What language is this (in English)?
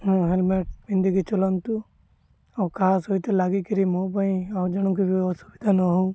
Odia